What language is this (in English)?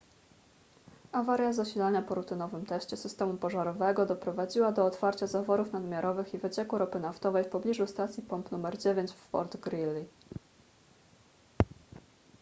Polish